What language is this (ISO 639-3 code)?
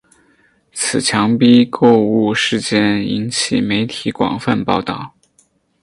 zho